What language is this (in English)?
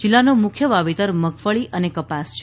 Gujarati